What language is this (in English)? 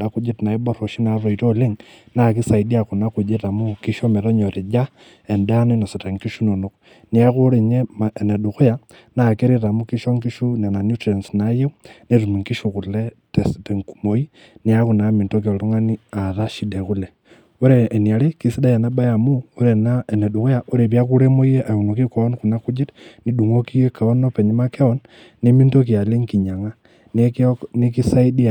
Masai